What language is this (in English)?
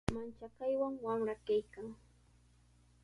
Sihuas Ancash Quechua